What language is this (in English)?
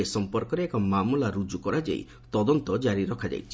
Odia